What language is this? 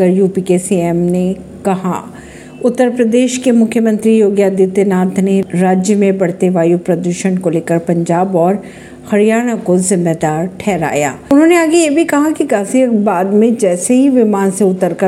Hindi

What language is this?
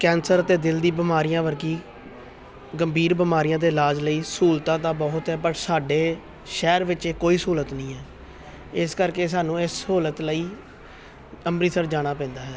Punjabi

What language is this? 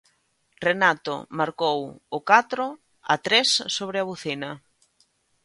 Galician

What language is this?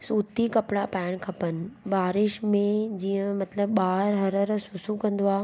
Sindhi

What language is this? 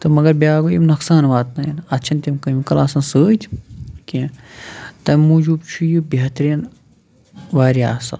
Kashmiri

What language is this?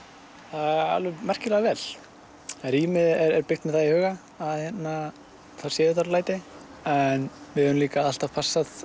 Icelandic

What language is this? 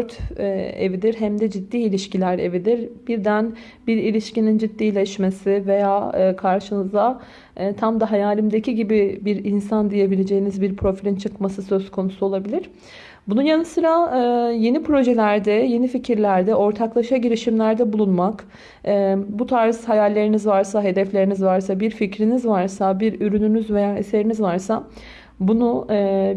Turkish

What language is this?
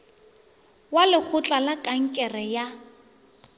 Northern Sotho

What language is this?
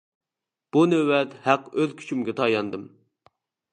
Uyghur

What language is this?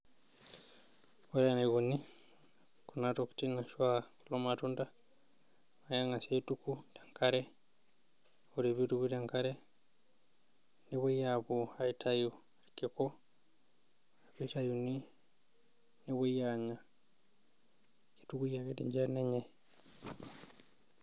Masai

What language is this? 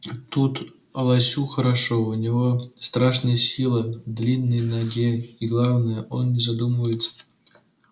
Russian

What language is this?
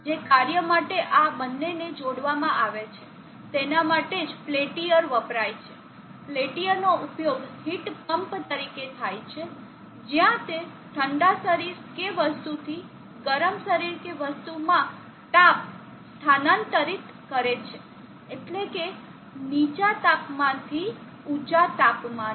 Gujarati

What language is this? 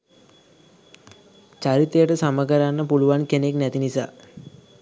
Sinhala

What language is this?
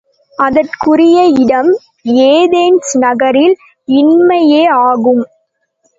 Tamil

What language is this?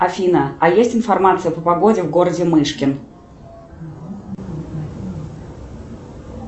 Russian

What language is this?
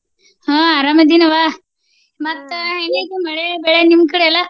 Kannada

